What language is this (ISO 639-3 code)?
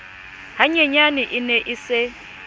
sot